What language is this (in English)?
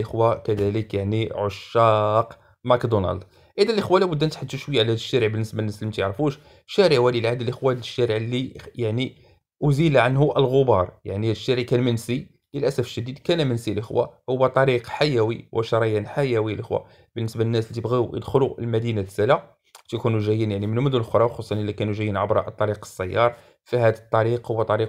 Arabic